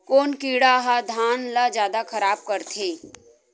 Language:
Chhattisgarhi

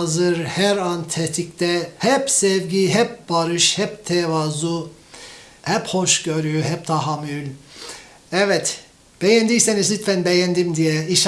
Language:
Turkish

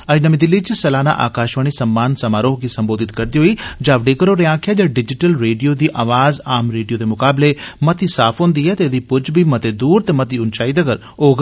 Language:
Dogri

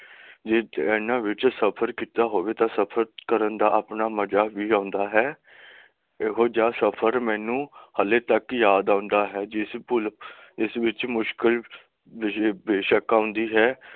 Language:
Punjabi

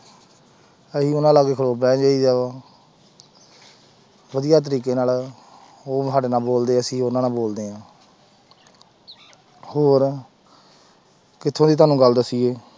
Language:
Punjabi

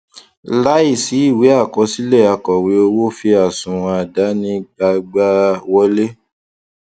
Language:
Yoruba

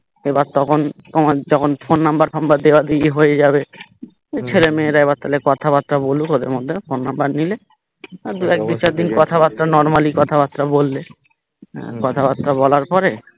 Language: Bangla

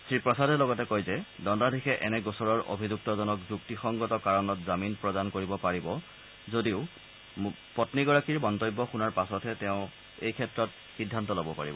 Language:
Assamese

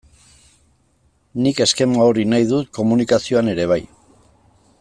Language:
Basque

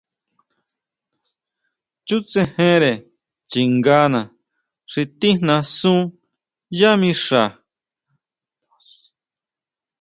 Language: Huautla Mazatec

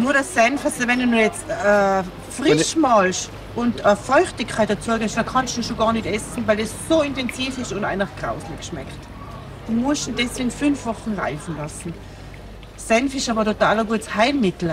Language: German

